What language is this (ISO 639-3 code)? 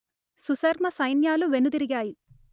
tel